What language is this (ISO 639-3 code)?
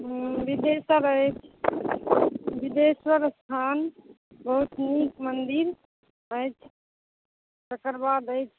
mai